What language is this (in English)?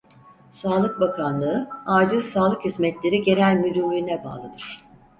Turkish